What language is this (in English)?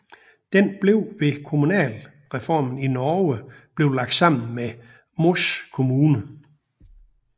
Danish